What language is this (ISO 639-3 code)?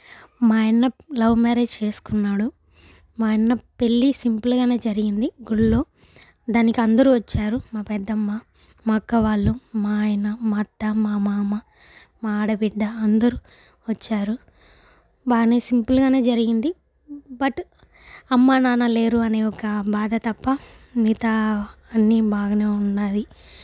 tel